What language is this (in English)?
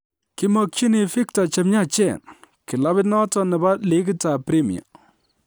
Kalenjin